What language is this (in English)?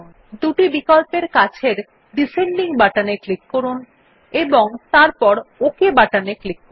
Bangla